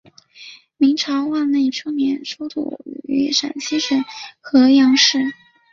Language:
Chinese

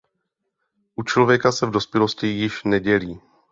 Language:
Czech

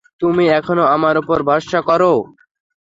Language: Bangla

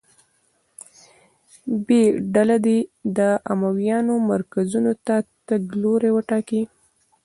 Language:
Pashto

